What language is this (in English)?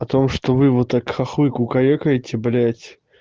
Russian